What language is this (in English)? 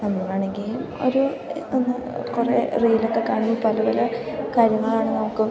Malayalam